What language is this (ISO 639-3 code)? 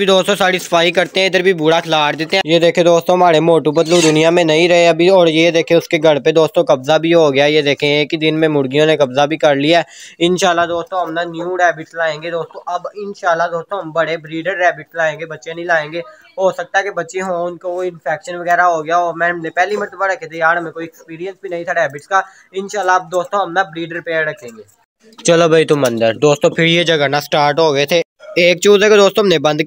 hin